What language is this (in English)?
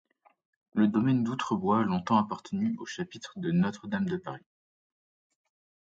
French